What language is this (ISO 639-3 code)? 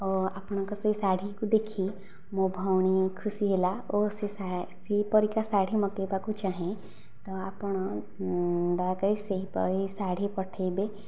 ori